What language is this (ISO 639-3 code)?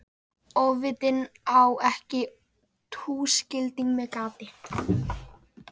isl